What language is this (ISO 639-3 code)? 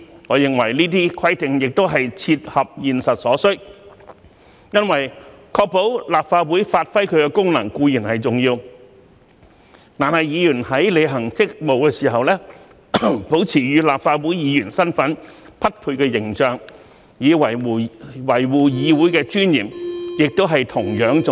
yue